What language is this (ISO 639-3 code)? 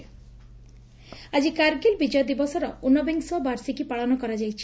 ori